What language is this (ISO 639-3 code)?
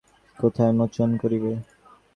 ben